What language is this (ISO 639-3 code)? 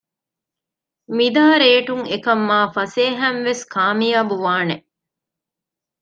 div